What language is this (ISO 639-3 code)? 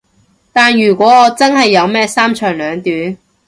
yue